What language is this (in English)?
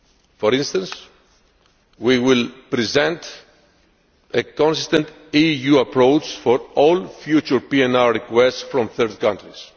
English